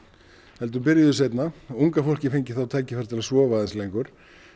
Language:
Icelandic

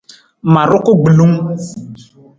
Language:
Nawdm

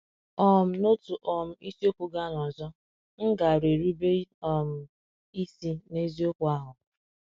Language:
Igbo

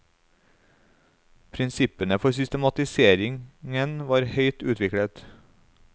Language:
Norwegian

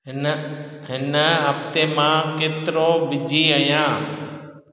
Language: Sindhi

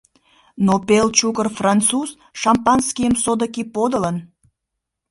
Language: Mari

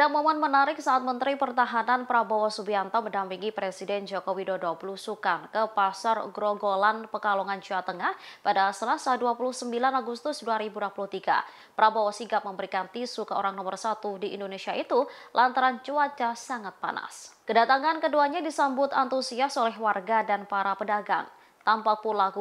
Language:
Indonesian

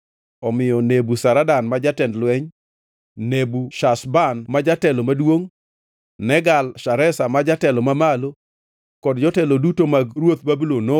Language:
Luo (Kenya and Tanzania)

